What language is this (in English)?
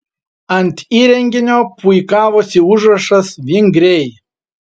Lithuanian